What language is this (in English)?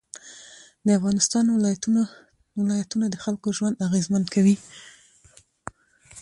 Pashto